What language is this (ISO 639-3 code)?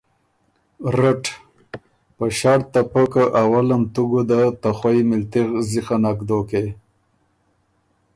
oru